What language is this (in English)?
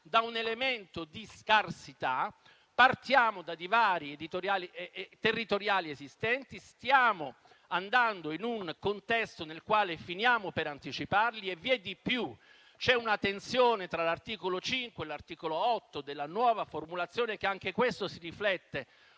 Italian